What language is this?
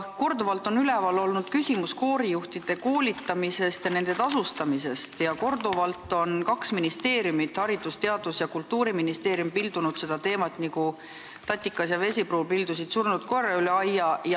Estonian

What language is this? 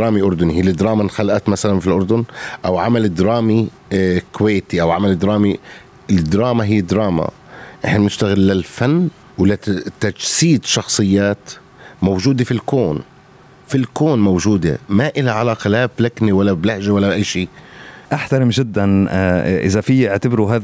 Arabic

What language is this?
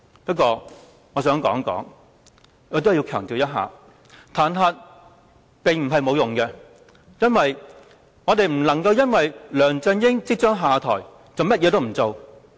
Cantonese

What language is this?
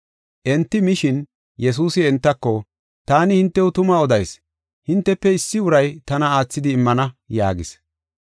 Gofa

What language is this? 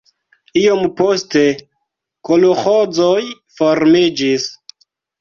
Esperanto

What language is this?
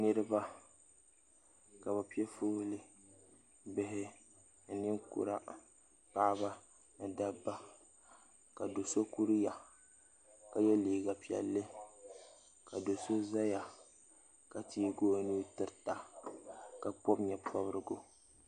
Dagbani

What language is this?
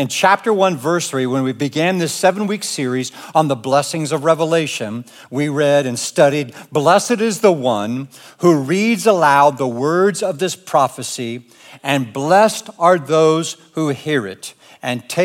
English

